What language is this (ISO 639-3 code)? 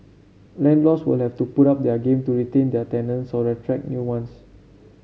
eng